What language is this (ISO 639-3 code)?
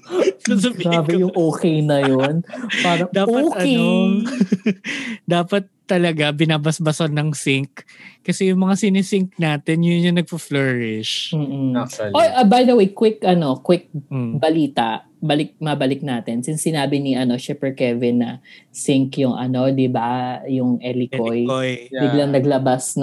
fil